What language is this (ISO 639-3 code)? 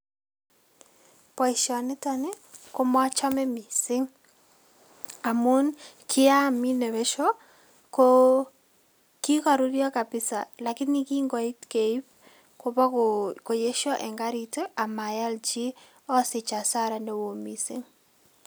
kln